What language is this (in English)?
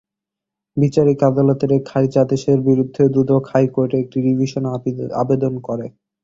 Bangla